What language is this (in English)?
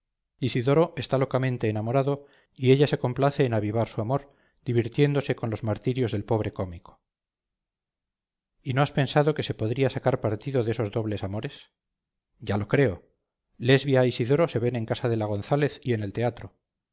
Spanish